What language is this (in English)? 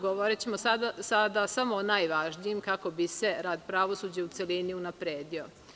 Serbian